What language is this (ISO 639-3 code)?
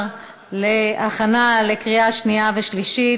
heb